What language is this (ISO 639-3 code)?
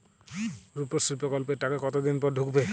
ben